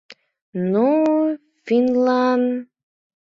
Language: Mari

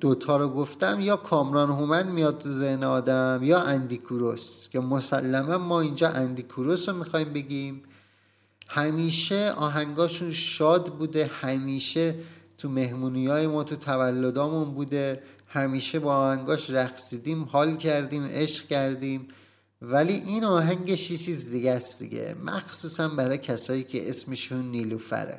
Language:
Persian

